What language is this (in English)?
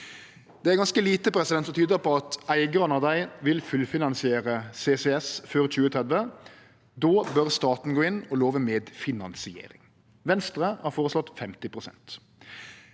Norwegian